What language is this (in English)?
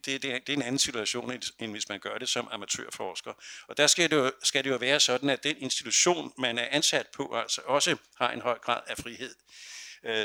Danish